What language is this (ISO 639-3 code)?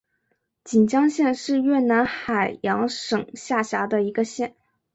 zho